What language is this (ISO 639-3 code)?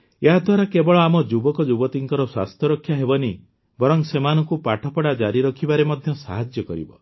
ori